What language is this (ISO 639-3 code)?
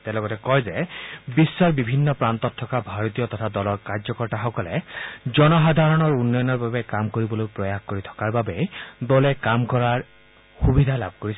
asm